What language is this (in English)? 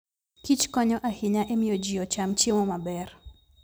Luo (Kenya and Tanzania)